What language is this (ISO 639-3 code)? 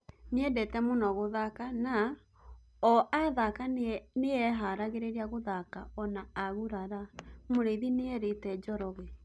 kik